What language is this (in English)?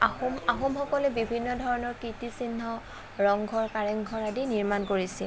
Assamese